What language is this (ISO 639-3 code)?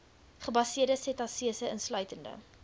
afr